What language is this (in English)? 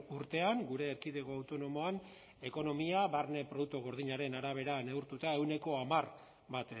Basque